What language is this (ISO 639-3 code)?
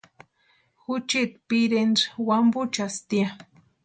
pua